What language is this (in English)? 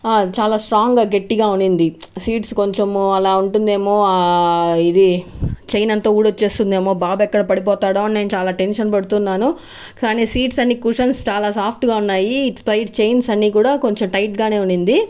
Telugu